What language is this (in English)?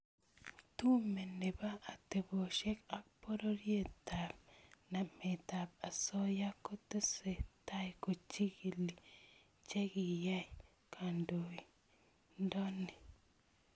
Kalenjin